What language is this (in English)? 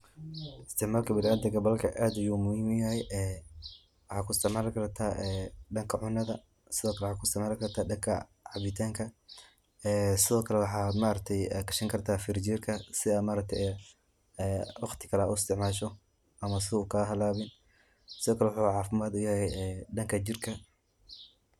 Somali